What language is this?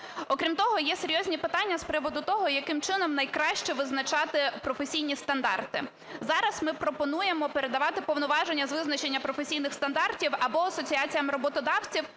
Ukrainian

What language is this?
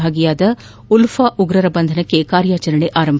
Kannada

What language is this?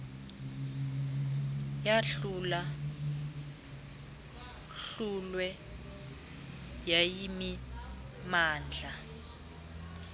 Xhosa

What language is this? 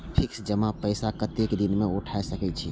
Maithili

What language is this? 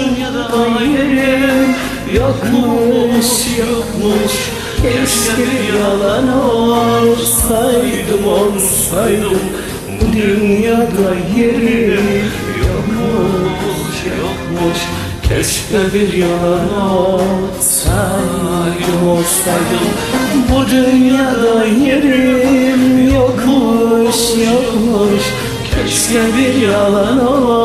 Turkish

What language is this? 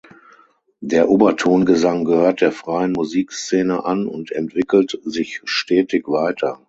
German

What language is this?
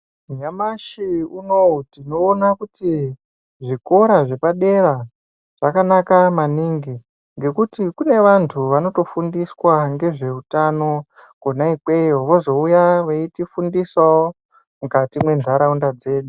Ndau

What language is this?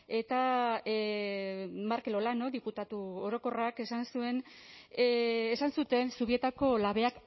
Basque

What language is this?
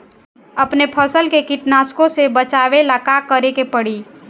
Bhojpuri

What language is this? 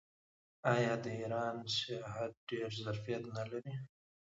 Pashto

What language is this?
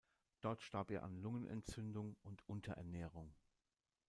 German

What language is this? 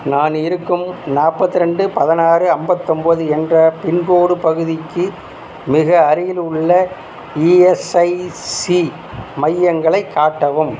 Tamil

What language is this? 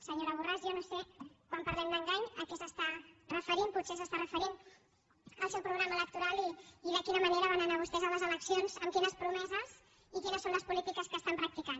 Catalan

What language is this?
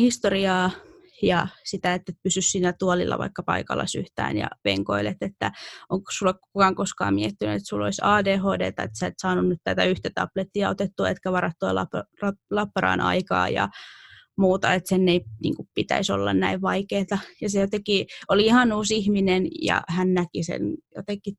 Finnish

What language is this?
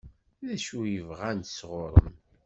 Kabyle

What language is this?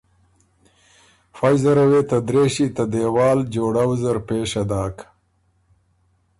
Ormuri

